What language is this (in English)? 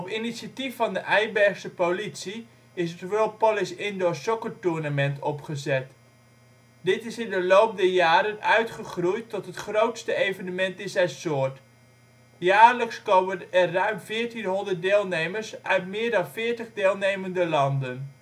Dutch